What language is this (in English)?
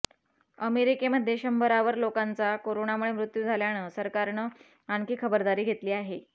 Marathi